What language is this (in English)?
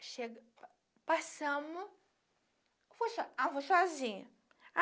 Portuguese